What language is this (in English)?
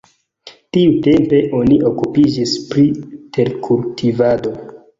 Esperanto